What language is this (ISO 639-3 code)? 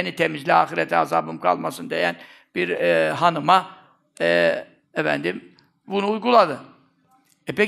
tur